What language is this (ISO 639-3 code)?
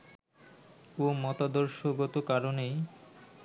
ben